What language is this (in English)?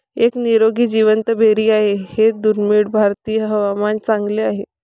Marathi